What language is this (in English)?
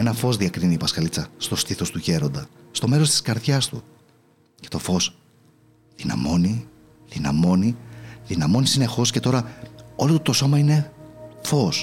Greek